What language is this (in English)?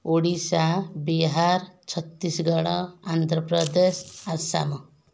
Odia